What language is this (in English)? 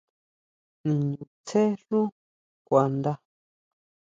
Huautla Mazatec